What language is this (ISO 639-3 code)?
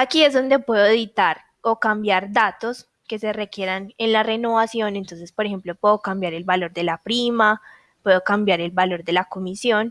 spa